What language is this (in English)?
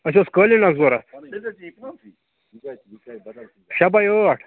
Kashmiri